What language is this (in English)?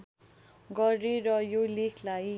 Nepali